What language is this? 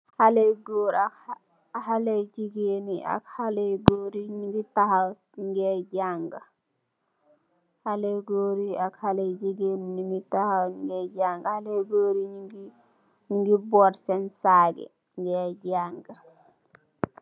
Wolof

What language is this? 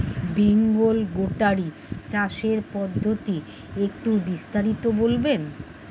Bangla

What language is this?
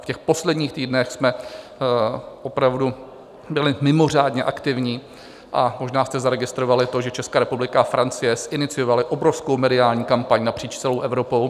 Czech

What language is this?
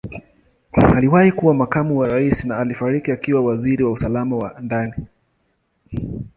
Swahili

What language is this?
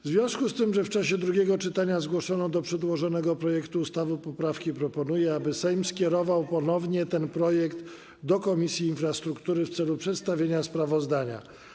Polish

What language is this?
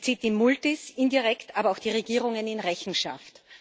German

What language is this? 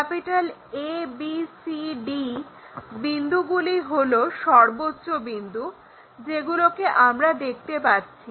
Bangla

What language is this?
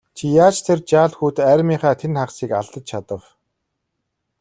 Mongolian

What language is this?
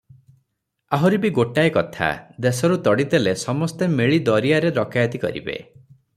Odia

